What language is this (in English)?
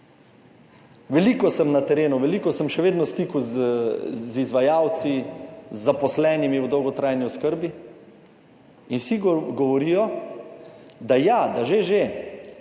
Slovenian